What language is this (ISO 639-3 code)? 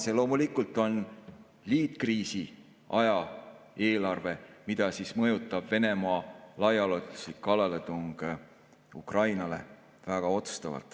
est